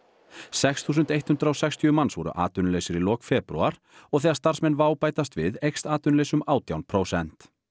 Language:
Icelandic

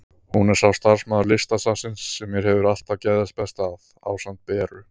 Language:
Icelandic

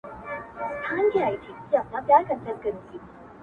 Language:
Pashto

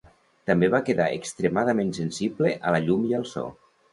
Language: Catalan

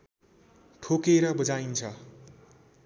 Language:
Nepali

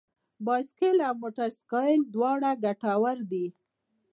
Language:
Pashto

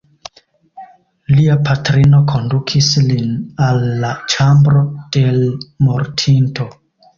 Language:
Esperanto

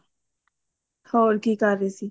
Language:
Punjabi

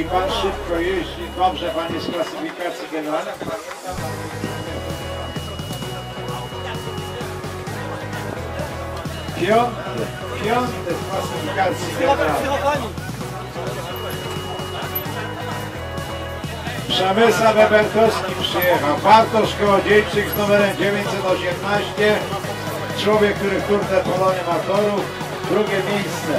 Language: Polish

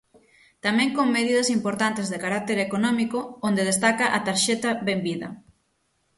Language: Galician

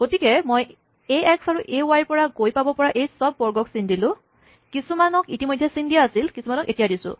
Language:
Assamese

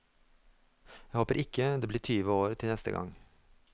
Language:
Norwegian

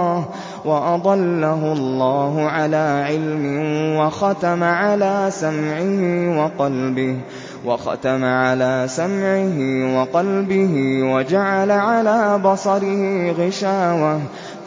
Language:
Arabic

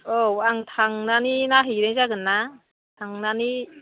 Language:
Bodo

